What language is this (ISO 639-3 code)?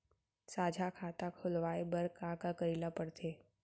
hne